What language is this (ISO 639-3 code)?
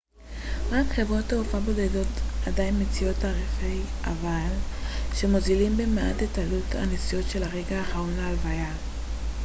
heb